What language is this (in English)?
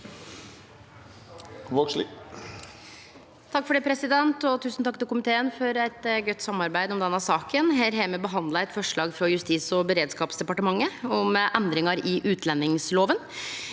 Norwegian